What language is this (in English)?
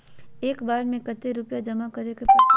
Magahi